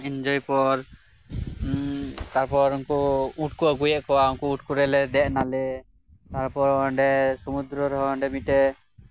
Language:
Santali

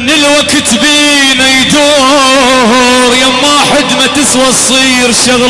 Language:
Arabic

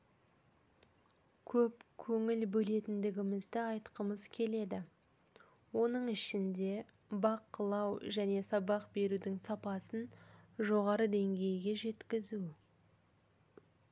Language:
Kazakh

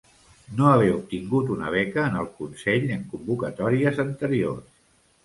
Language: Catalan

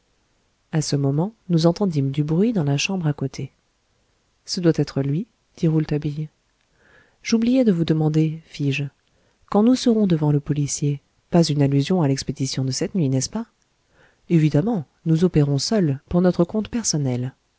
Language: French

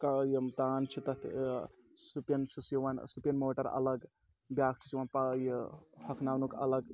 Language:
Kashmiri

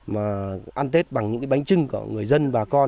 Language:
Vietnamese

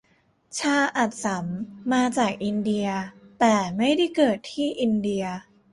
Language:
Thai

